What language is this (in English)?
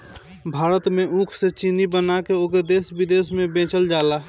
Bhojpuri